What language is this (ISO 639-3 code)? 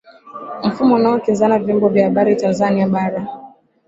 swa